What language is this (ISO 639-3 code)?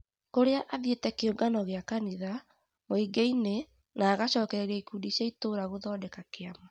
kik